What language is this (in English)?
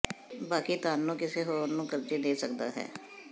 Punjabi